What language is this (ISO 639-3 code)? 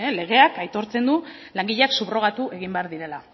eus